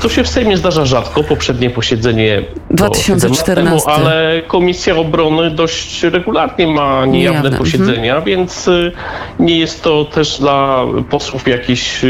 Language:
Polish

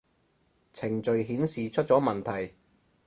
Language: Cantonese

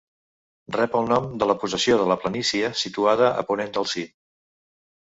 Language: Catalan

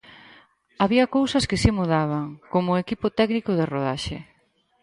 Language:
Galician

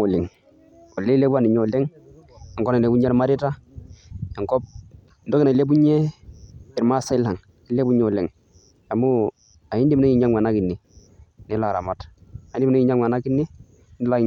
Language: Masai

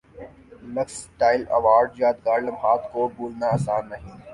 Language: Urdu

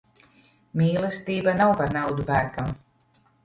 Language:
Latvian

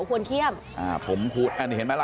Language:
Thai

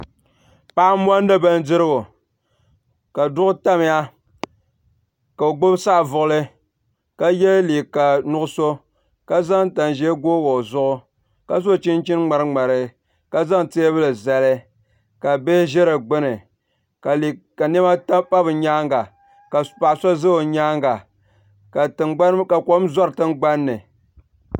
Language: Dagbani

